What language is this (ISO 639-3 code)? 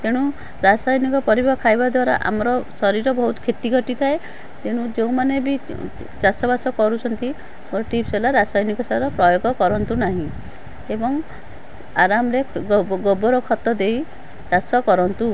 ori